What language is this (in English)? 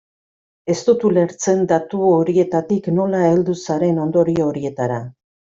Basque